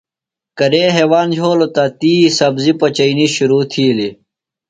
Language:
Phalura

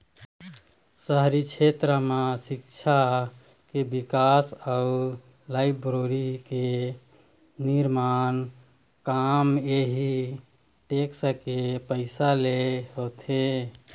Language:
Chhattisgarhi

